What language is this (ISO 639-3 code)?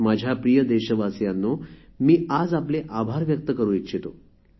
mar